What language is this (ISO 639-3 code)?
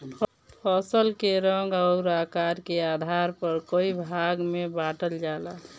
bho